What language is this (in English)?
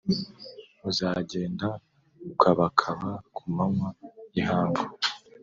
Kinyarwanda